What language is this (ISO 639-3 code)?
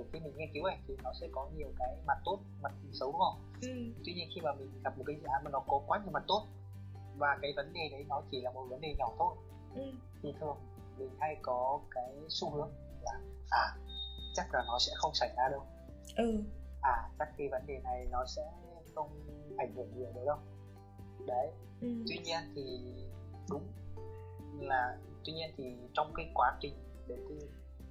vie